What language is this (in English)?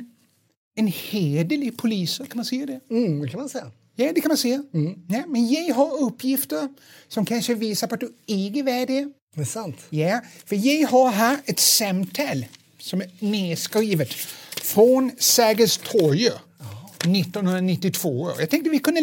Swedish